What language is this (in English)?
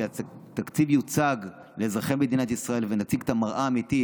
Hebrew